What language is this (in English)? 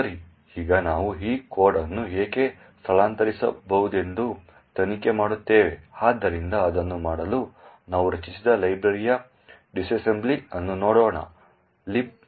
Kannada